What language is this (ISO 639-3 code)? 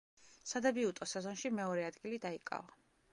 kat